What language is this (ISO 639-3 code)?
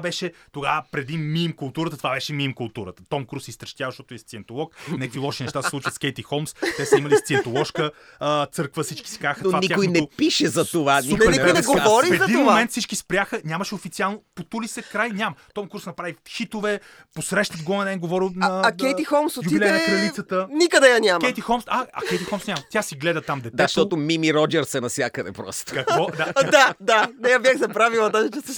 bul